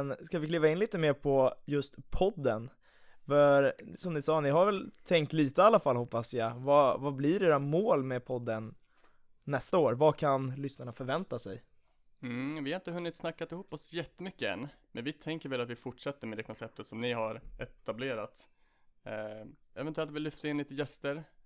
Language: Swedish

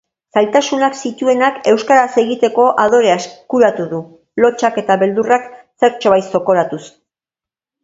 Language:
Basque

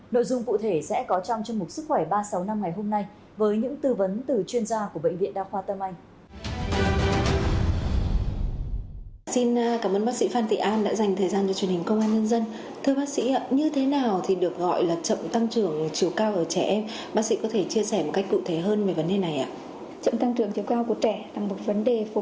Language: Vietnamese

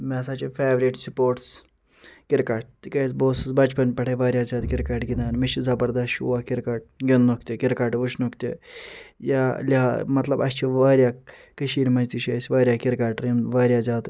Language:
Kashmiri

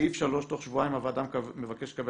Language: Hebrew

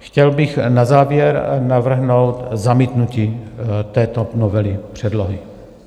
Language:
Czech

